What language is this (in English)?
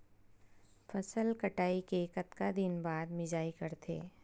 Chhattisgarhi